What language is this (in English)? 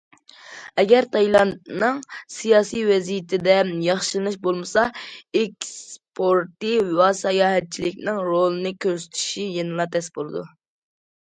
Uyghur